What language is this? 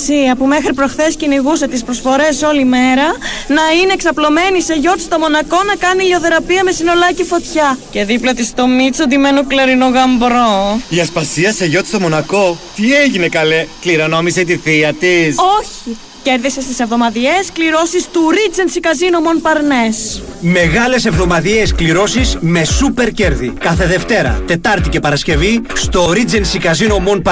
Greek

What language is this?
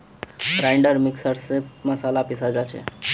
Magahi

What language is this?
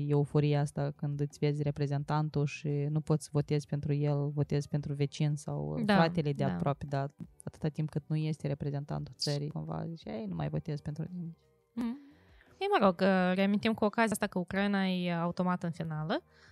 Romanian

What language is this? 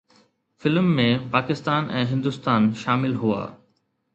Sindhi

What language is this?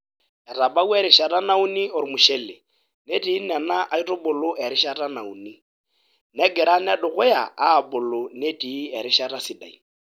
Masai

